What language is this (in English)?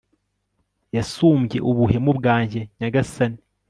Kinyarwanda